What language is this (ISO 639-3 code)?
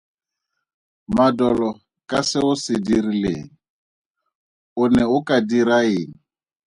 tsn